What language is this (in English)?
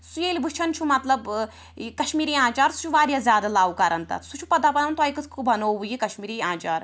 Kashmiri